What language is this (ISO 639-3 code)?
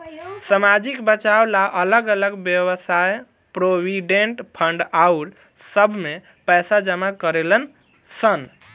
bho